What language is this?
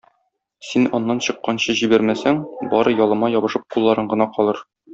Tatar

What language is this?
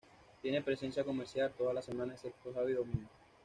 Spanish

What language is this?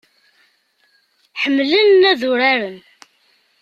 Kabyle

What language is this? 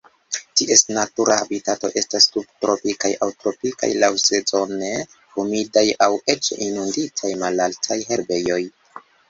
Esperanto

